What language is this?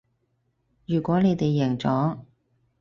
Cantonese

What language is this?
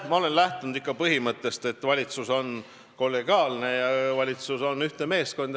Estonian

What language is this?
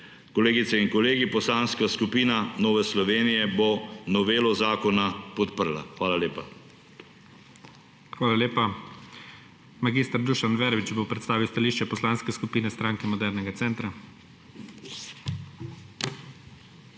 Slovenian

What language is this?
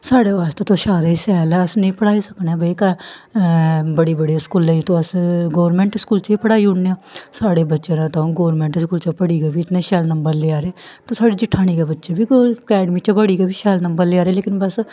Dogri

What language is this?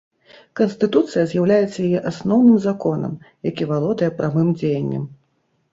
Belarusian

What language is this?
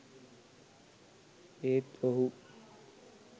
Sinhala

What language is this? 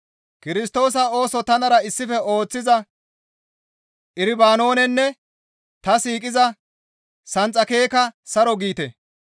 Gamo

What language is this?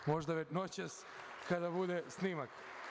Serbian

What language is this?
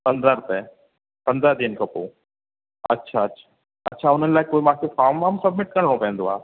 Sindhi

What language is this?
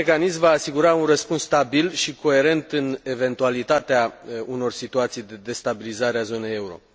Romanian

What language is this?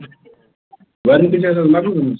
Kashmiri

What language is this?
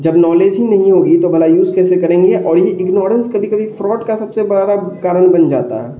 Urdu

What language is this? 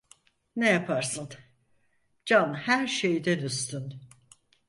Turkish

